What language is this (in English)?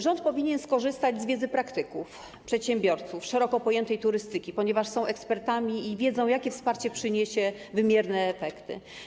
Polish